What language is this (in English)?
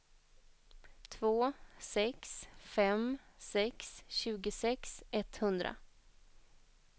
Swedish